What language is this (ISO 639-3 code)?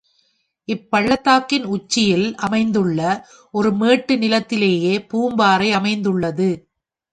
tam